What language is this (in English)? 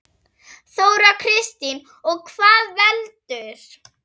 Icelandic